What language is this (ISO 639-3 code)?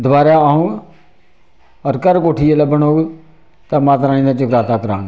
doi